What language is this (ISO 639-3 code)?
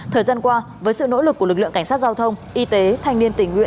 vie